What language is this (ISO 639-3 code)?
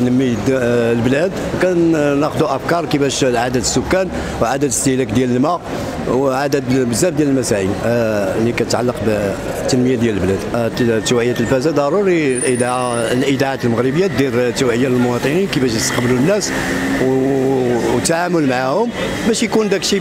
ara